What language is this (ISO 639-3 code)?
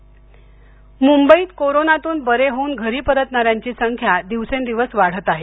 mar